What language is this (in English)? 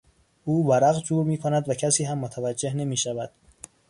Persian